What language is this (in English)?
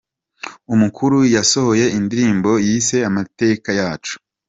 Kinyarwanda